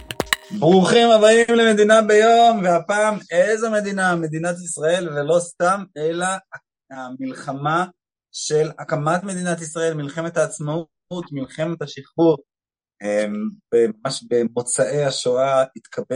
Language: Hebrew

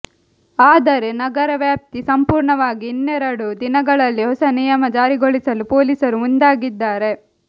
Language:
Kannada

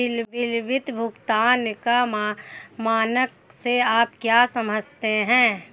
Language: Hindi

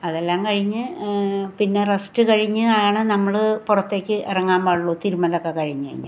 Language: Malayalam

